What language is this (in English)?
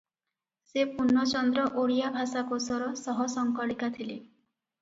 Odia